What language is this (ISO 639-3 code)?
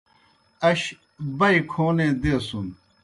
plk